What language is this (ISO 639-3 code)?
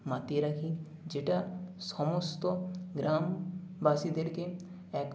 ben